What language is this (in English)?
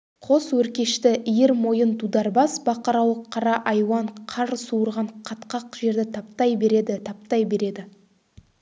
Kazakh